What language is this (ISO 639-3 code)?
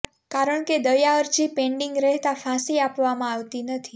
guj